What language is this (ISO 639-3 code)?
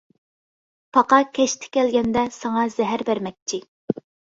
uig